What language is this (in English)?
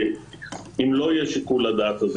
Hebrew